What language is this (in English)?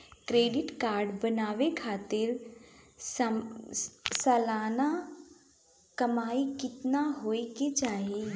Bhojpuri